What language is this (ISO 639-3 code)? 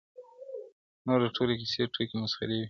pus